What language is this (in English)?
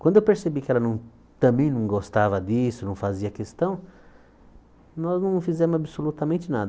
Portuguese